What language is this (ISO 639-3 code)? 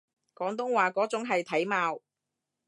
yue